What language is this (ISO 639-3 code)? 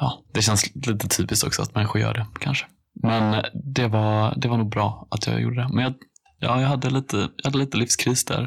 swe